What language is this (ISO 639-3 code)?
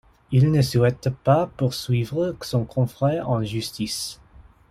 fra